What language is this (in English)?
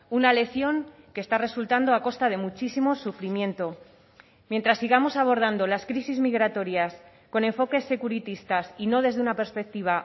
Spanish